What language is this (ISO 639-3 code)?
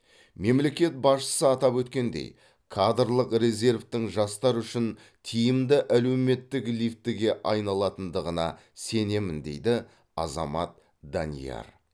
kaz